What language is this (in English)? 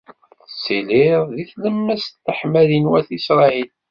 Kabyle